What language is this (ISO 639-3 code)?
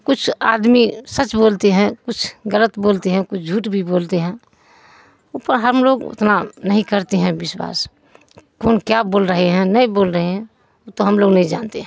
urd